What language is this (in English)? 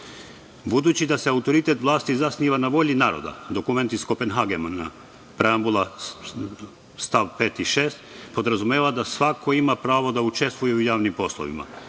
Serbian